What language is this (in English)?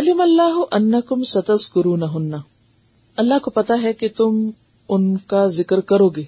Urdu